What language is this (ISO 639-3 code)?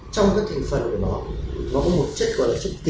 vie